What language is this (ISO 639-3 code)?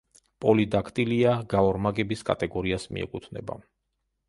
kat